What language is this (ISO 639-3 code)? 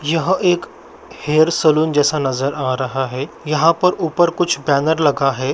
mag